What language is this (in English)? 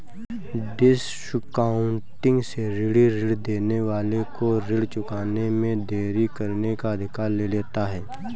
Hindi